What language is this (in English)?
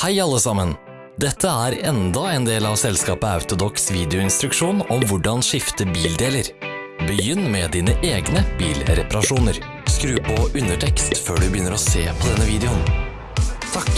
Norwegian